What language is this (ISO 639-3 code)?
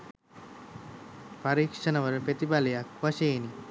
sin